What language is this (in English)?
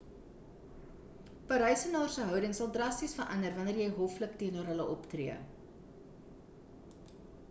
Afrikaans